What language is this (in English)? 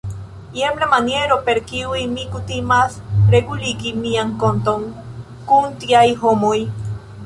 Esperanto